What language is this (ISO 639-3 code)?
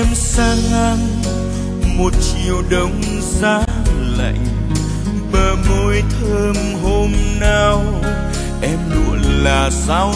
vie